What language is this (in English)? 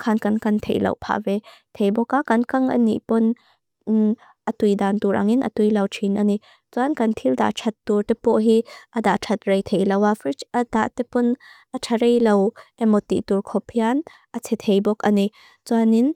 Mizo